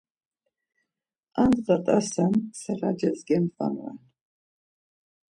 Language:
Laz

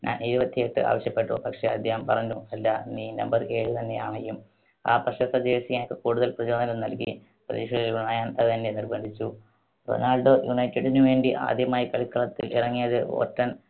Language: Malayalam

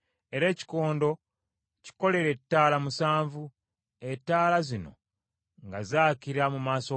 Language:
Ganda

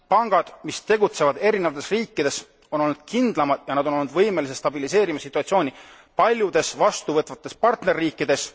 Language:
Estonian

